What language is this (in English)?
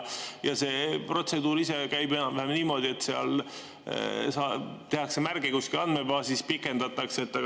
Estonian